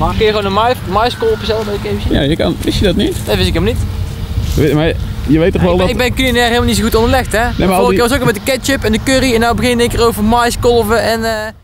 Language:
Dutch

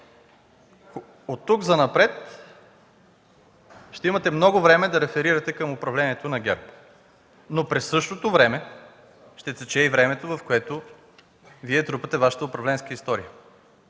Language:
Bulgarian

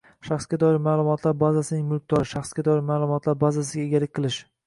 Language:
Uzbek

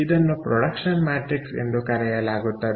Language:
Kannada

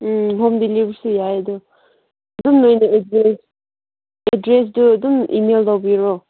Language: Manipuri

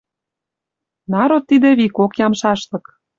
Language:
Western Mari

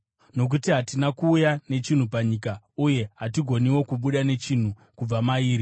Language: Shona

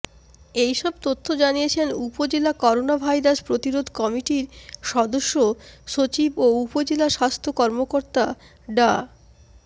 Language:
Bangla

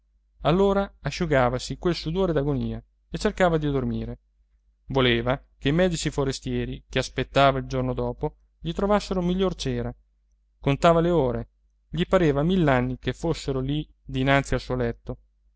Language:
Italian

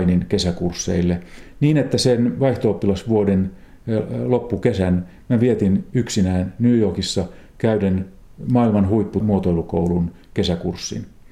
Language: Finnish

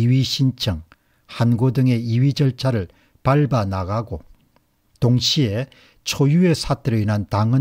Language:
Korean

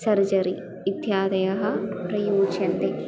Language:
Sanskrit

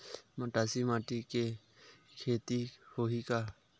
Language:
Chhattisgarhi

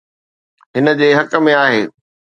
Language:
Sindhi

